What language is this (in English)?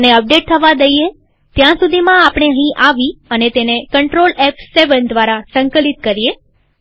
Gujarati